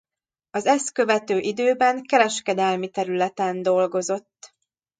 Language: Hungarian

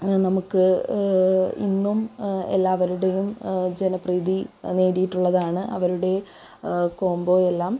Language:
Malayalam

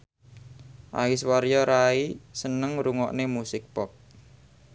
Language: Javanese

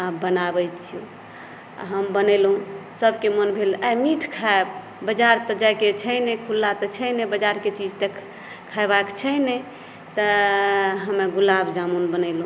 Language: Maithili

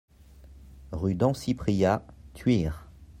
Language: French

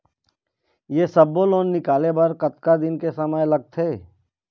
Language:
Chhattisgarhi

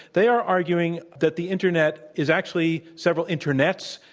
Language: English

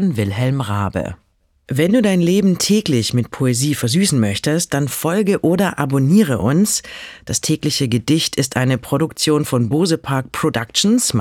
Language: German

